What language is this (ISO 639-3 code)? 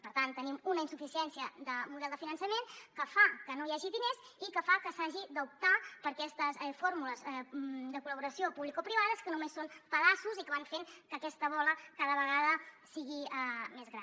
cat